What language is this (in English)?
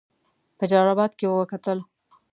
Pashto